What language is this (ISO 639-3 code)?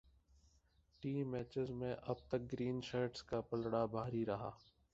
urd